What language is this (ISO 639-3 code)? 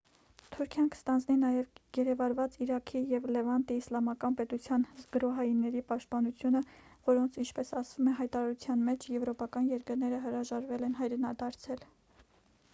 hye